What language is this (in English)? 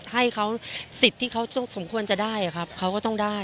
Thai